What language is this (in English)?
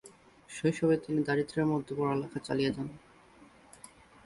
Bangla